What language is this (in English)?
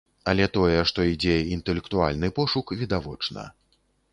Belarusian